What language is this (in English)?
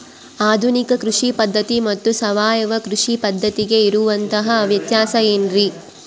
Kannada